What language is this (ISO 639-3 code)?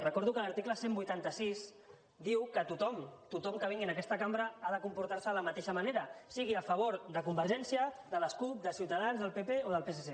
cat